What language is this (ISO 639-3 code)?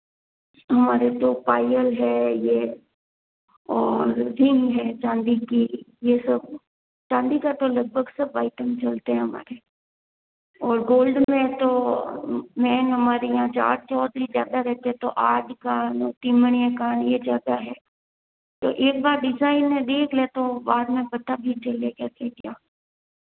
hin